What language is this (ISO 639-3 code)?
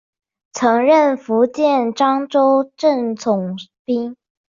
zho